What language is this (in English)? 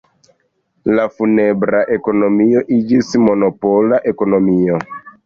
Esperanto